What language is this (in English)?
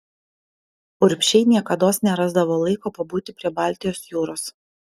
Lithuanian